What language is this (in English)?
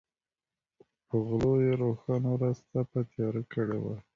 Pashto